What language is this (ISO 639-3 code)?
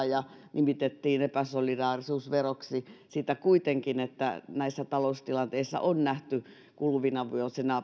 fin